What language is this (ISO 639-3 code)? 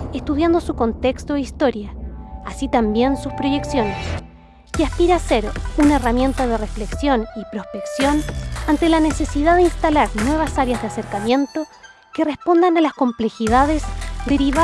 spa